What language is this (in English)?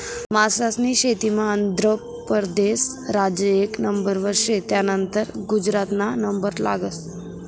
Marathi